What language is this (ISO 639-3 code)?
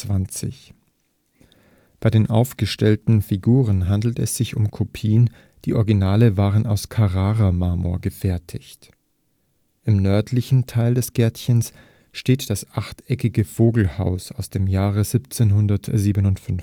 deu